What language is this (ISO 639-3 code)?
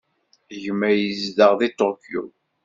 kab